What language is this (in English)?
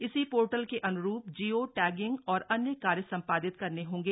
Hindi